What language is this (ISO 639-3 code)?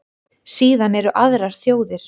isl